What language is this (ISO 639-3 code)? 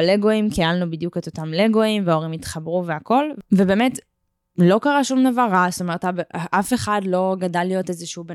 heb